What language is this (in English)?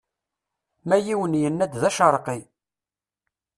Kabyle